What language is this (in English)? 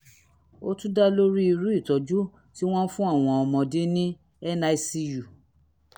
Yoruba